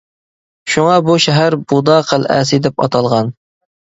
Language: Uyghur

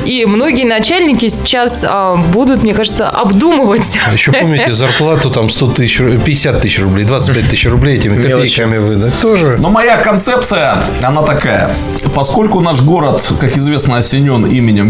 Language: Russian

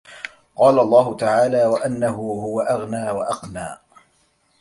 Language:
Arabic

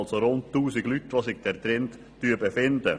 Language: Swiss German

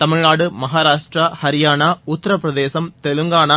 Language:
Tamil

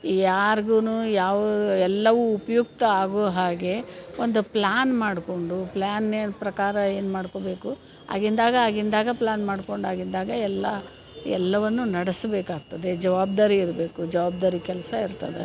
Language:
Kannada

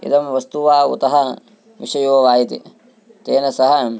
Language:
Sanskrit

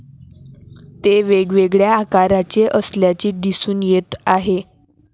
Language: Marathi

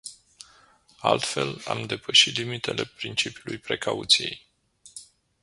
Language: Romanian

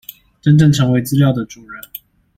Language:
Chinese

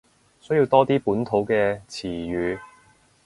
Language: Cantonese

